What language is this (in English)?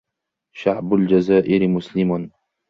Arabic